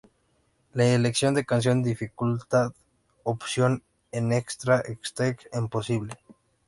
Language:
Spanish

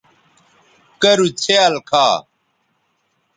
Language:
Bateri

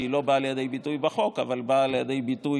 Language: Hebrew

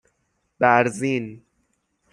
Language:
Persian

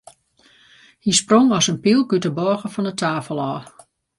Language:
Western Frisian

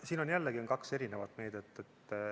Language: Estonian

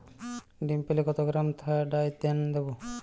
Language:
Bangla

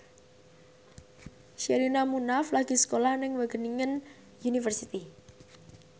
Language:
Javanese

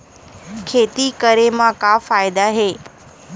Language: Chhattisgarhi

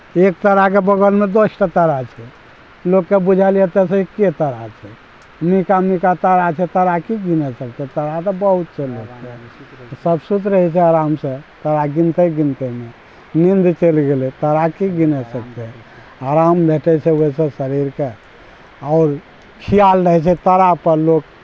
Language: Maithili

